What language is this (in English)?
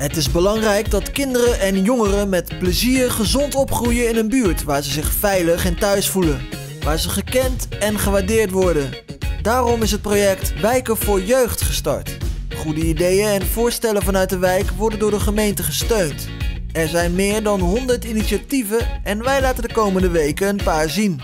Dutch